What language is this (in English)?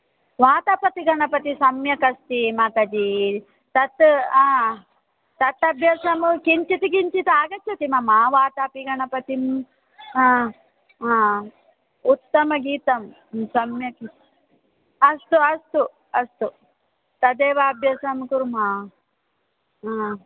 Sanskrit